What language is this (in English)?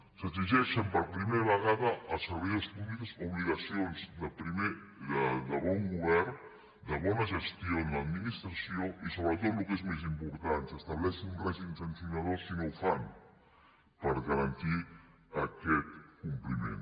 Catalan